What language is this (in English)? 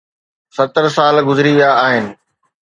Sindhi